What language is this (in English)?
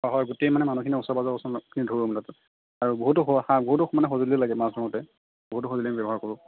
Assamese